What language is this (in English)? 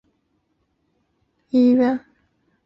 Chinese